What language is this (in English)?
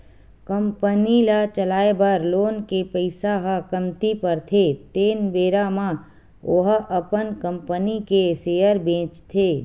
Chhattisgarhi